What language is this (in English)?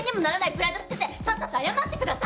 Japanese